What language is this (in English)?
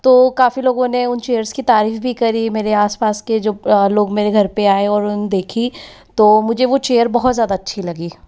Hindi